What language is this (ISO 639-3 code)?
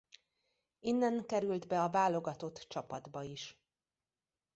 hun